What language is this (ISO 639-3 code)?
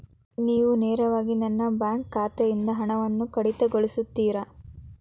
kan